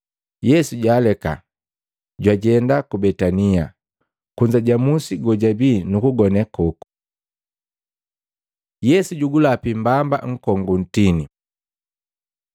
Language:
Matengo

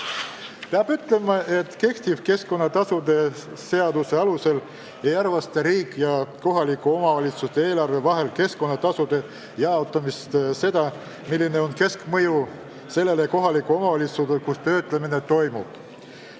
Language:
Estonian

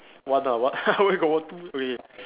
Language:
English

